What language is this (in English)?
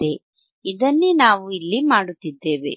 Kannada